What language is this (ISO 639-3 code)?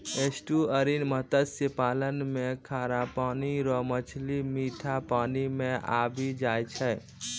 mai